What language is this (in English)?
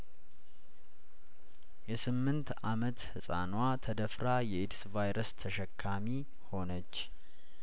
Amharic